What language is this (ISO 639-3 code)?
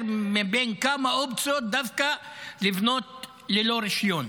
heb